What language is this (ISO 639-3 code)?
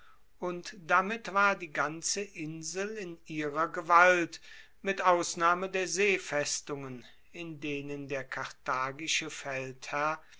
deu